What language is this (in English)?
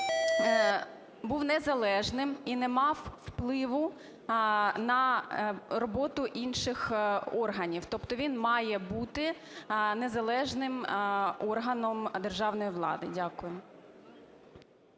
Ukrainian